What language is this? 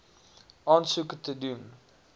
Afrikaans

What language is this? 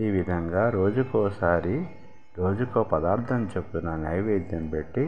Telugu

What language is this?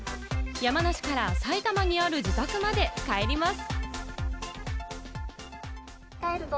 Japanese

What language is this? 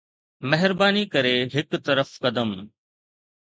Sindhi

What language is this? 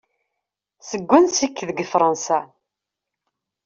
Kabyle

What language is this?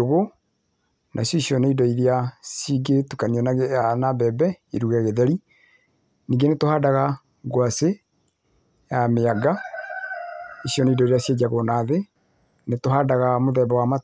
Kikuyu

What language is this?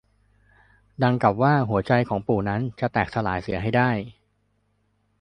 Thai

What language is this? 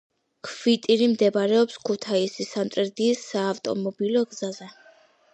Georgian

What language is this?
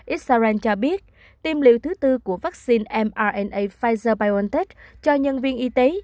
Vietnamese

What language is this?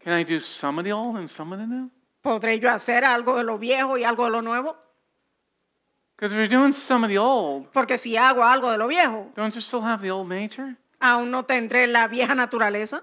English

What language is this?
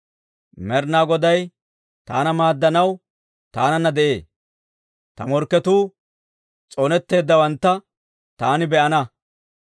Dawro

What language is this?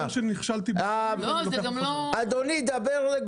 Hebrew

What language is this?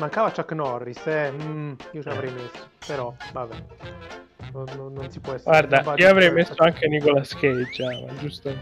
Italian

